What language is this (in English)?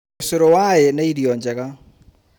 Kikuyu